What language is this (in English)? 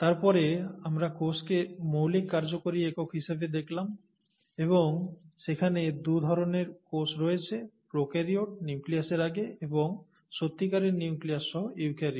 Bangla